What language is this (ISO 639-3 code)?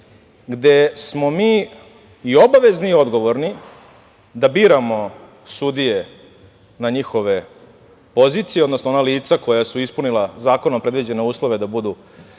srp